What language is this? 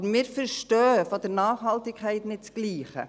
Swiss German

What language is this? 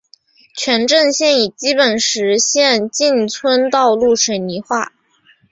Chinese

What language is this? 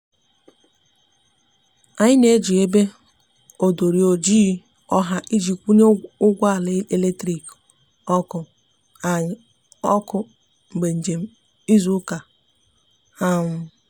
Igbo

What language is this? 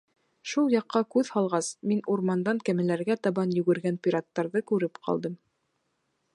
Bashkir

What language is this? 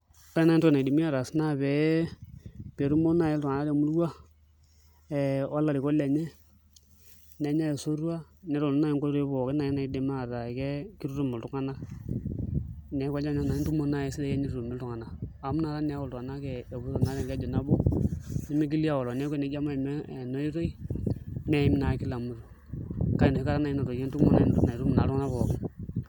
Masai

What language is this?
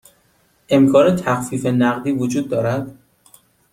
Persian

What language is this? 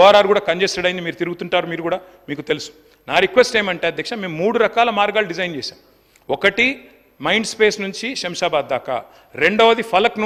Telugu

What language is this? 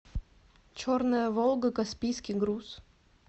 Russian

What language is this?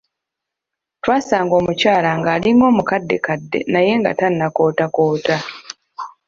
Ganda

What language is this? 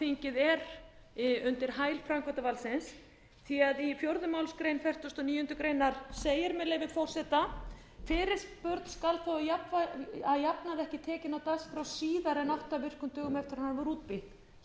Icelandic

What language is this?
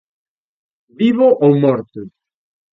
Galician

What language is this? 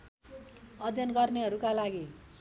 Nepali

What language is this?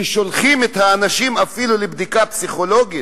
Hebrew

